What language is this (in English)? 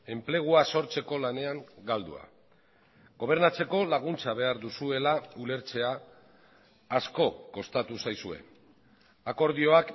Basque